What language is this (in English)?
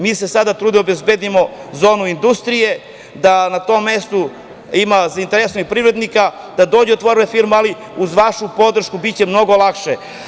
Serbian